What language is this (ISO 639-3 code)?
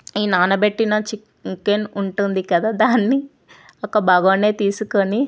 tel